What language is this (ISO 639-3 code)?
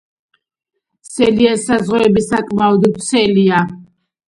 kat